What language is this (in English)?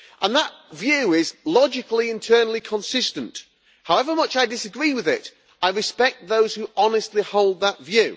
English